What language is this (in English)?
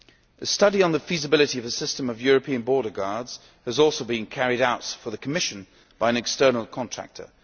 English